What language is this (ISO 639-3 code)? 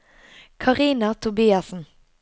nor